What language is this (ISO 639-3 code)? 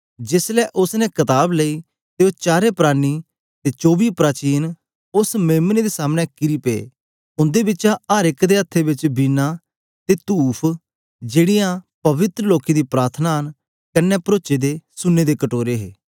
doi